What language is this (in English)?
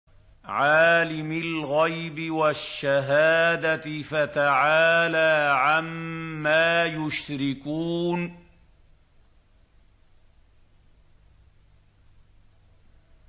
Arabic